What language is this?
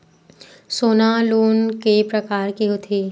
Chhattisgarhi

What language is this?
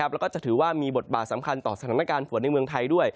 Thai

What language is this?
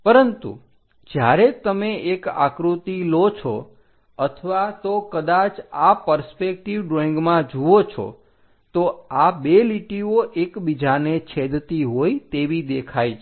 Gujarati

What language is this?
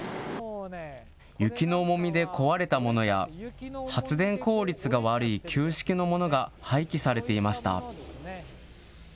Japanese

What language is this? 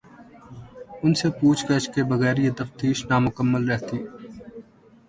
Urdu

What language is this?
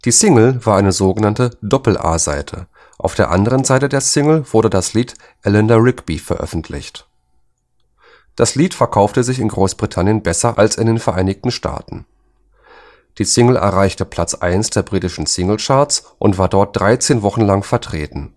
German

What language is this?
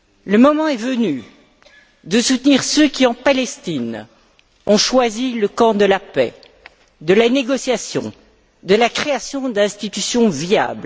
French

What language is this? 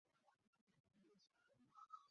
Chinese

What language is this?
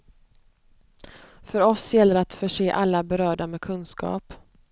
Swedish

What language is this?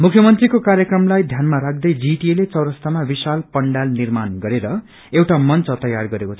Nepali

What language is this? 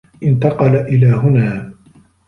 Arabic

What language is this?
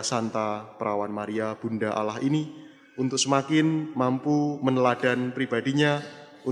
Indonesian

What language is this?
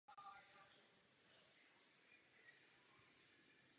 Czech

